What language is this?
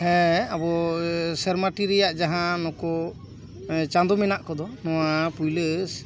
Santali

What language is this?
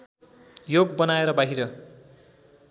Nepali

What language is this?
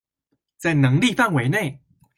Chinese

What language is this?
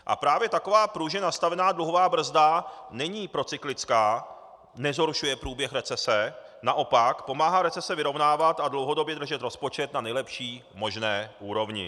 Czech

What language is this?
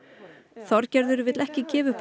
Icelandic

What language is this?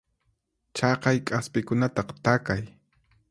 Puno Quechua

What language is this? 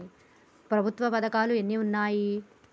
Telugu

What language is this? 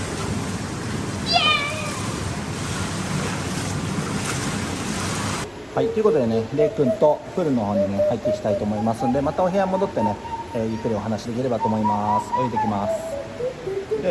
Japanese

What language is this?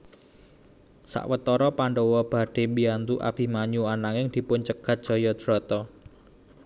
Javanese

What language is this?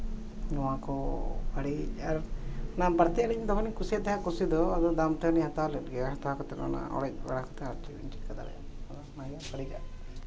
Santali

